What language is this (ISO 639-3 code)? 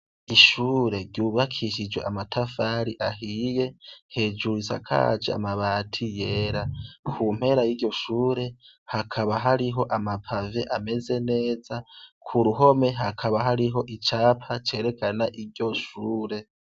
run